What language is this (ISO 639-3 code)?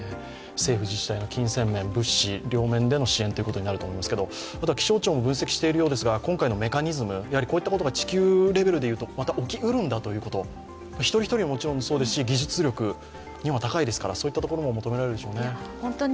jpn